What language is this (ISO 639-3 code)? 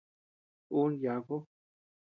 cux